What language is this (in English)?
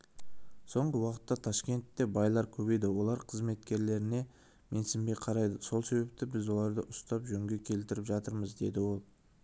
Kazakh